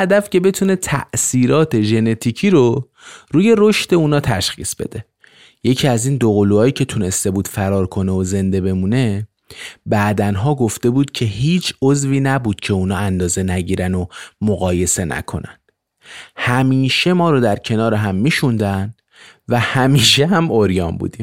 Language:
Persian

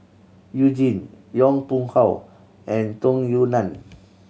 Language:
English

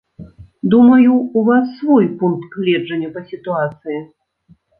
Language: Belarusian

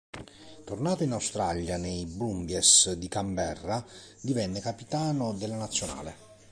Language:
Italian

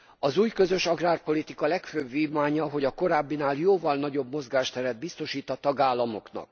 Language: Hungarian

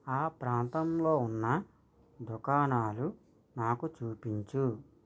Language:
Telugu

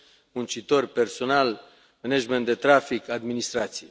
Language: Romanian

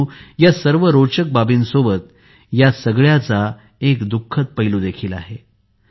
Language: Marathi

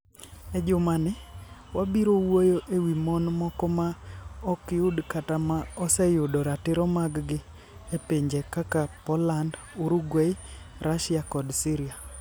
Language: Luo (Kenya and Tanzania)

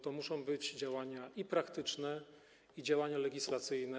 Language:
Polish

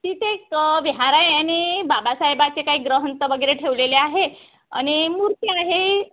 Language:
Marathi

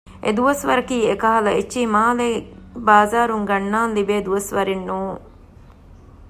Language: Divehi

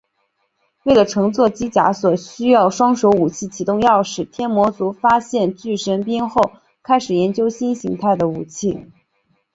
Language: Chinese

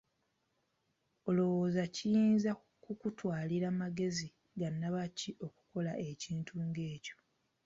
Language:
Ganda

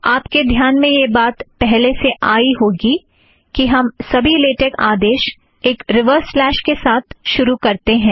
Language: Hindi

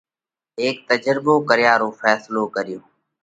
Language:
Parkari Koli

